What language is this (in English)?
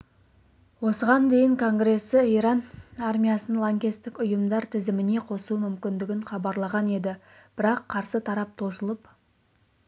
Kazakh